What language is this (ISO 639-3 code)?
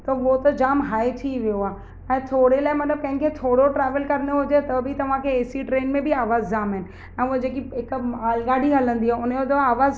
snd